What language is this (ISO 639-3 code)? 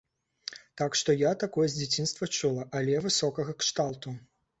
bel